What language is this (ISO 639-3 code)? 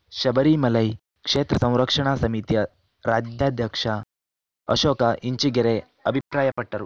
kan